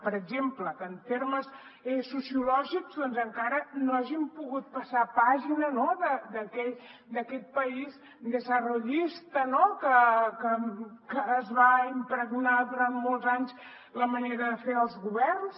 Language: Catalan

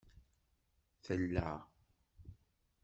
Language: Kabyle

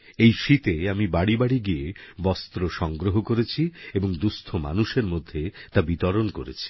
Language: Bangla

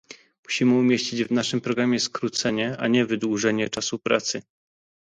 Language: Polish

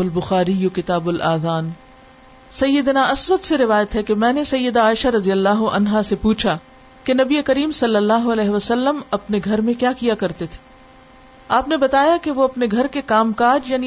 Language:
Urdu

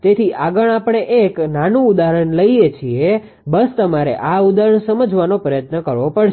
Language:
Gujarati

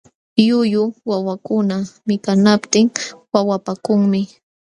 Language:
Jauja Wanca Quechua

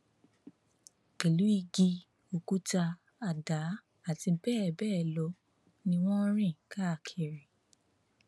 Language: Yoruba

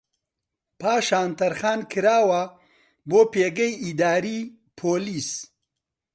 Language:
Central Kurdish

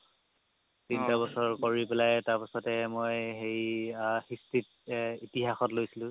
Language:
Assamese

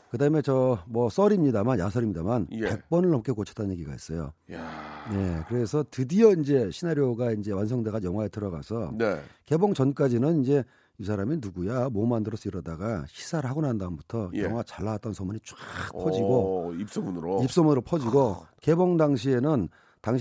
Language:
Korean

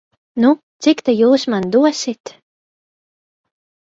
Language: Latvian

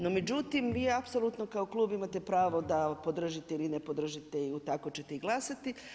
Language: Croatian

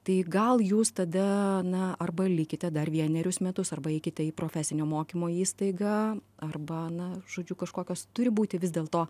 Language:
Lithuanian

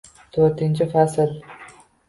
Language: Uzbek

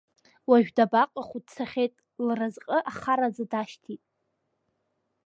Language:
Abkhazian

